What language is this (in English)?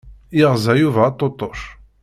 Kabyle